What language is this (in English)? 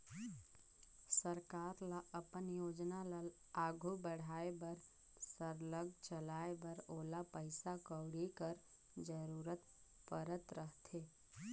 Chhattisgarhi